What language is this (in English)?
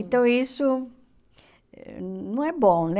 Portuguese